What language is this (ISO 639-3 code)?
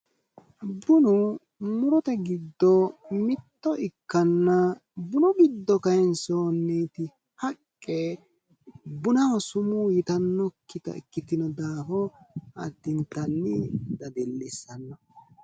sid